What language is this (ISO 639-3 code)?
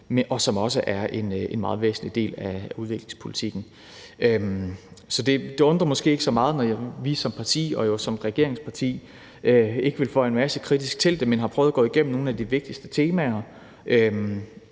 dan